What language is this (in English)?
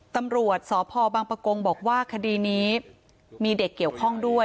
Thai